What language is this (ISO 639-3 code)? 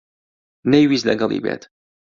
ckb